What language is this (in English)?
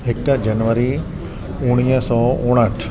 Sindhi